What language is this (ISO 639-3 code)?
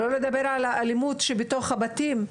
heb